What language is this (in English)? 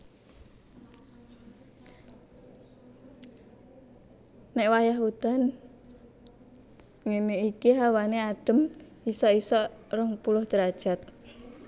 Javanese